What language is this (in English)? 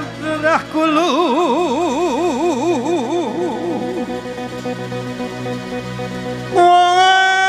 Romanian